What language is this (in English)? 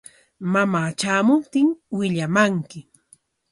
Corongo Ancash Quechua